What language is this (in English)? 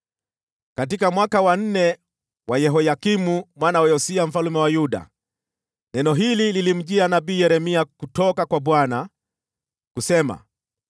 Swahili